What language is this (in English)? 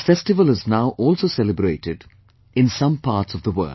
English